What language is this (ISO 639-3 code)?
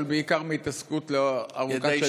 heb